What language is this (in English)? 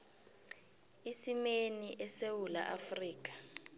South Ndebele